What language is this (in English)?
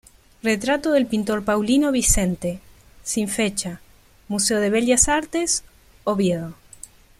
Spanish